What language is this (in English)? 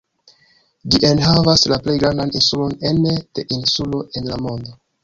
Esperanto